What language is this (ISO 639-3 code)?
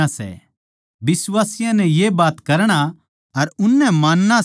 bgc